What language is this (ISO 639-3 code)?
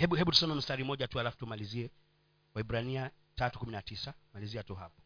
swa